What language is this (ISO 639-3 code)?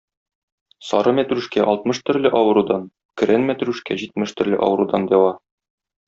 tat